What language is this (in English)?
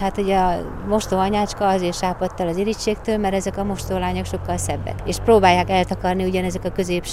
Hungarian